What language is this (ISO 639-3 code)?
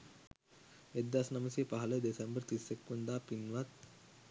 sin